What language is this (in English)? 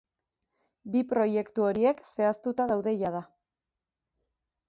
Basque